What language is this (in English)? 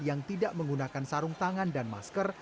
Indonesian